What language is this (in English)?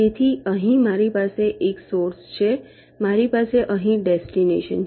Gujarati